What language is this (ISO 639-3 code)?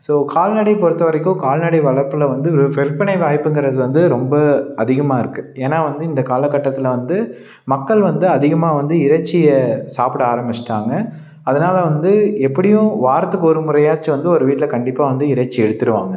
tam